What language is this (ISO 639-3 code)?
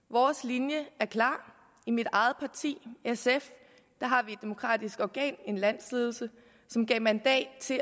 dan